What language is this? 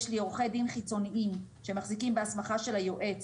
Hebrew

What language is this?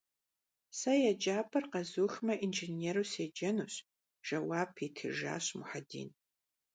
Kabardian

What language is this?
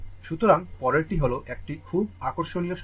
Bangla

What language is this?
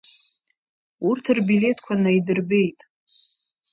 Abkhazian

